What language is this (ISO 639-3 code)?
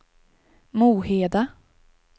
swe